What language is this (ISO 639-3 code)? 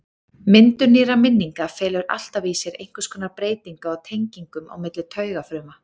isl